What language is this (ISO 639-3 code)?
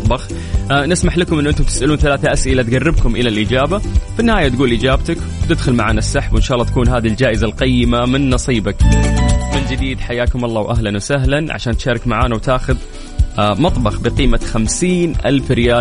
ara